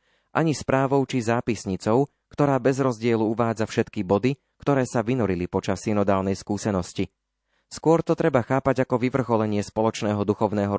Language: Slovak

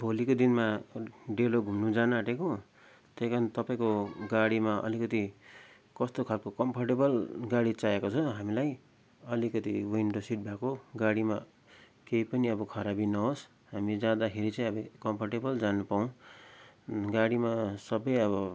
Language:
Nepali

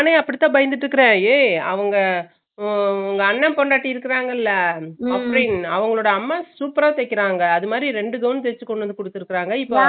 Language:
Tamil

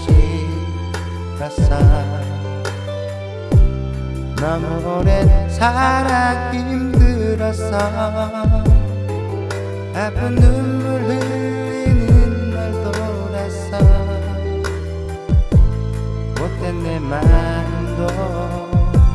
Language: Indonesian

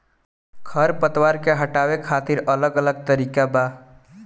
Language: Bhojpuri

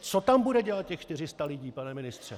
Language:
Czech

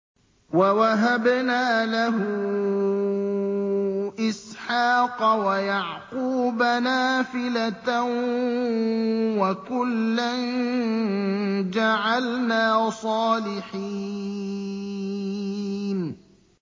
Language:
Arabic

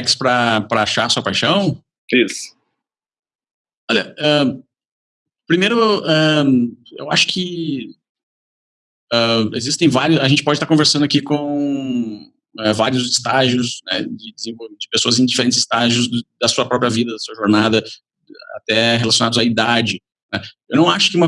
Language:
Portuguese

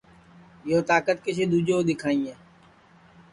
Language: Sansi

